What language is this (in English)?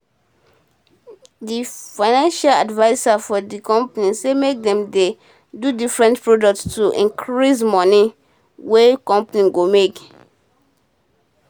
Nigerian Pidgin